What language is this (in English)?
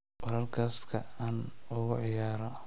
Somali